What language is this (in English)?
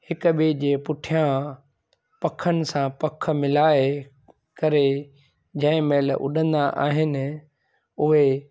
Sindhi